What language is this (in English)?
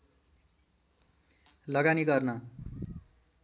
Nepali